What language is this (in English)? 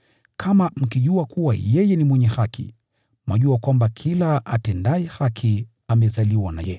Swahili